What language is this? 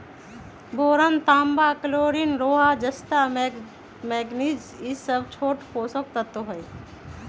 Magahi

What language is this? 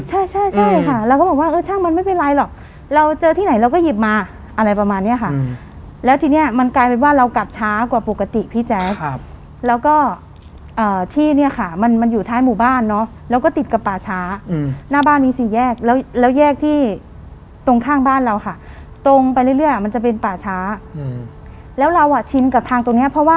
Thai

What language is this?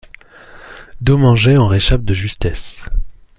French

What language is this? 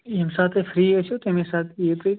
Kashmiri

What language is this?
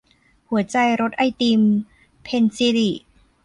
Thai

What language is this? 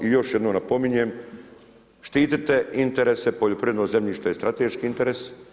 Croatian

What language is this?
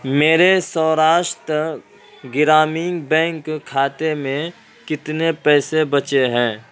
Urdu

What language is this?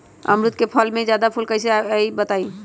Magahi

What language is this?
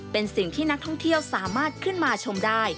Thai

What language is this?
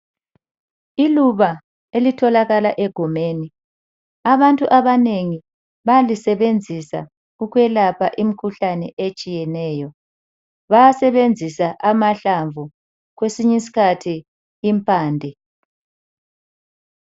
North Ndebele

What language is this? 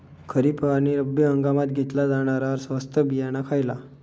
Marathi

